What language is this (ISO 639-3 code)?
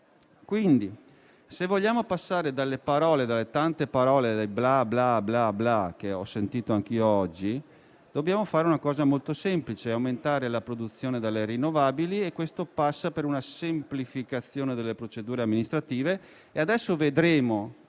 ita